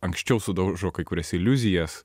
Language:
Lithuanian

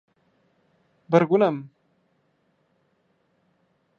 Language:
Turkmen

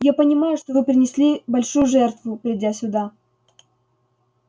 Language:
Russian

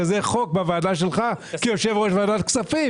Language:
Hebrew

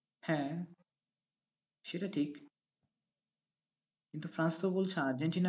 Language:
Bangla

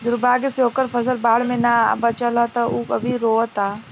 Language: Bhojpuri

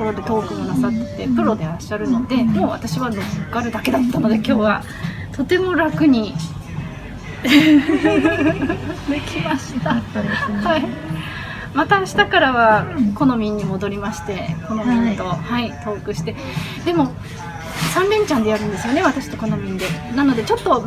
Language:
Japanese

